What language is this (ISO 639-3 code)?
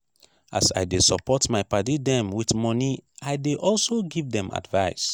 pcm